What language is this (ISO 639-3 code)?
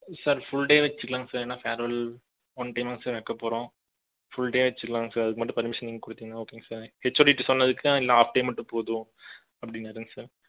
tam